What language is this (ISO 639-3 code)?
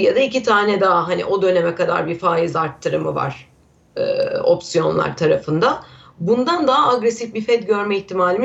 tur